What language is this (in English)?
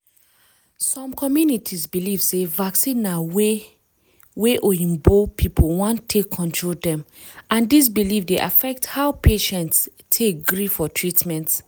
Nigerian Pidgin